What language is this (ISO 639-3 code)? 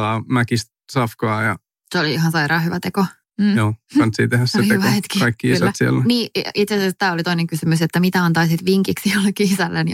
fin